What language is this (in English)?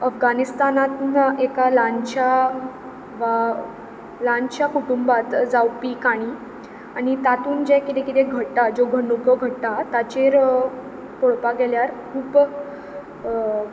Konkani